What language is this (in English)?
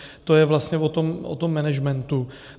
Czech